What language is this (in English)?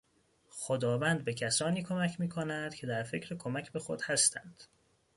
Persian